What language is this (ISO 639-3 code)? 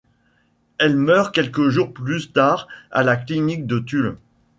fra